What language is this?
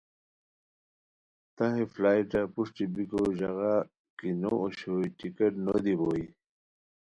Khowar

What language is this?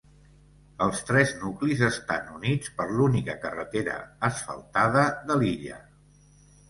Catalan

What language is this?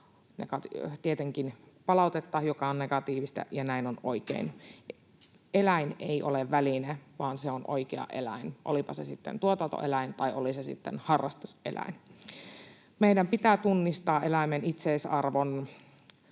Finnish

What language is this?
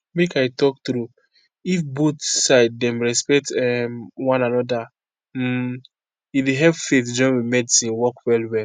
Nigerian Pidgin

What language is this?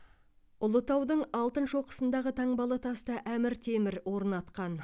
Kazakh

